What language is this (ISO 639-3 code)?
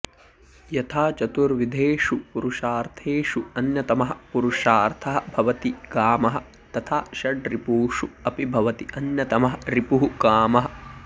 san